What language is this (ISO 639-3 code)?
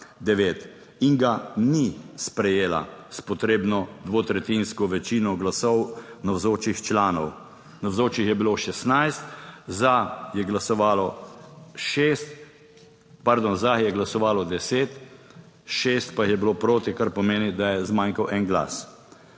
slv